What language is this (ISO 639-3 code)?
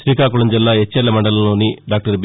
tel